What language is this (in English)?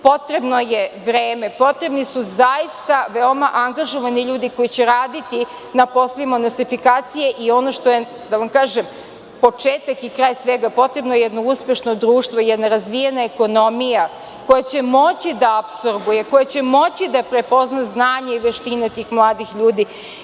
Serbian